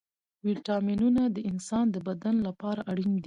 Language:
Pashto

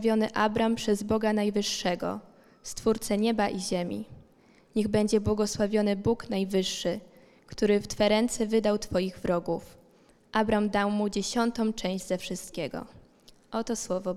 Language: Polish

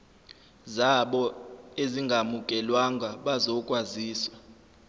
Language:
Zulu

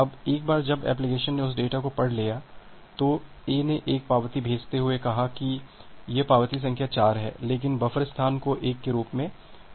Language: Hindi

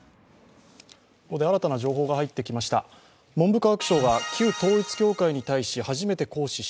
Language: Japanese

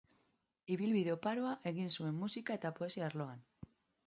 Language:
Basque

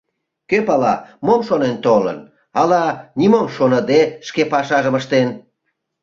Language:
Mari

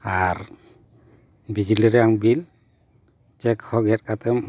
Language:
Santali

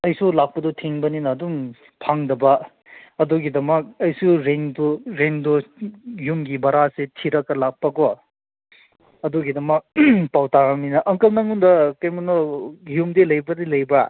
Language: Manipuri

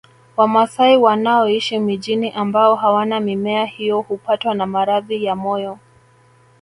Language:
Swahili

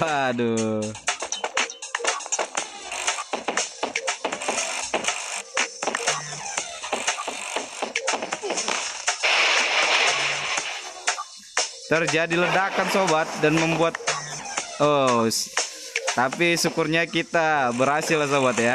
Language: Indonesian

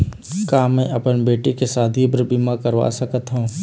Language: Chhattisgarhi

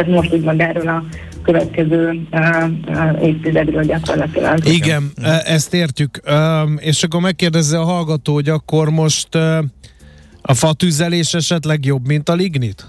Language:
Hungarian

